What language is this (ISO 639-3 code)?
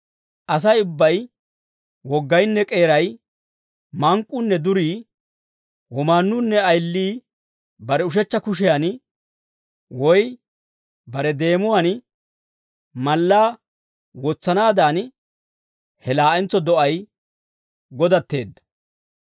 dwr